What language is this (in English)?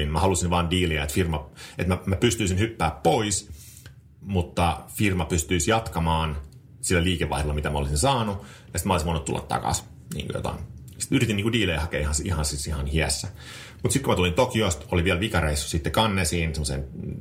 Finnish